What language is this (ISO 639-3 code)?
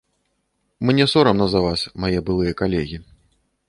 bel